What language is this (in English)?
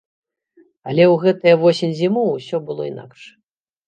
Belarusian